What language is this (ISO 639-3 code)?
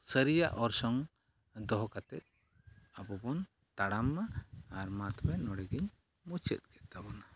sat